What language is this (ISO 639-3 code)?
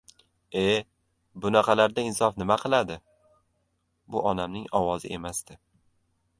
uzb